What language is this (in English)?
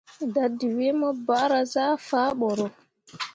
Mundang